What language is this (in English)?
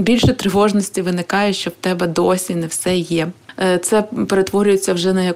Ukrainian